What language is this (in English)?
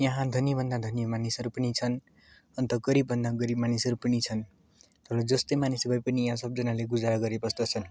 Nepali